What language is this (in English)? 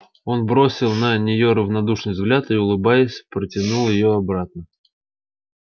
Russian